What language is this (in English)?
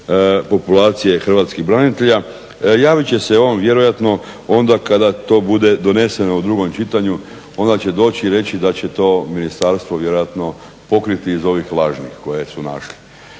Croatian